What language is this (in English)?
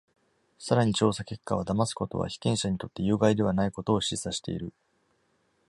Japanese